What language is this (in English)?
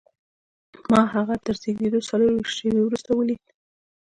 Pashto